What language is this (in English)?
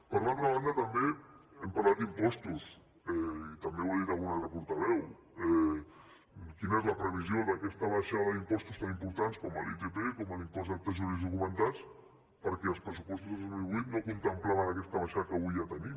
Catalan